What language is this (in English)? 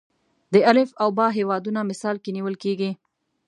Pashto